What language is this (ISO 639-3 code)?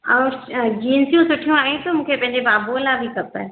snd